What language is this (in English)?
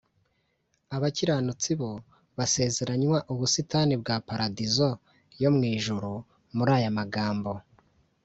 Kinyarwanda